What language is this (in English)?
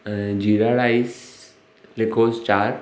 Sindhi